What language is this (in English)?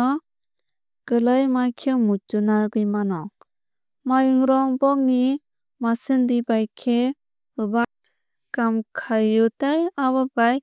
Kok Borok